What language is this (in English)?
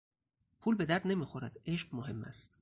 Persian